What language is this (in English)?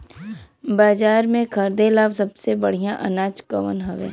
Bhojpuri